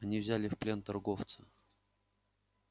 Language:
Russian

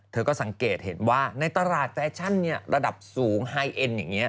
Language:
Thai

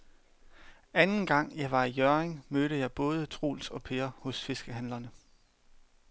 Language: Danish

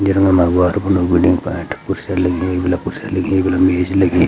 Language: Garhwali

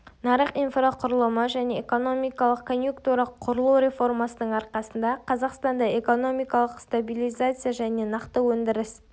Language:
Kazakh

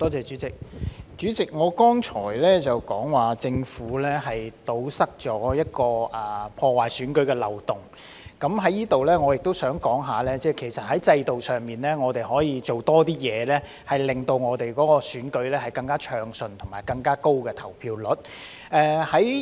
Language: Cantonese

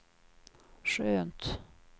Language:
Swedish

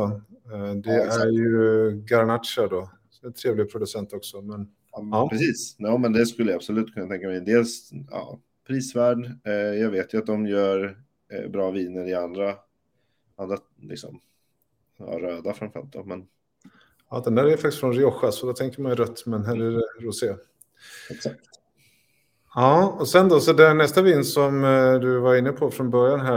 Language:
Swedish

